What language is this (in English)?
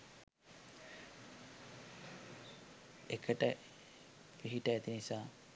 Sinhala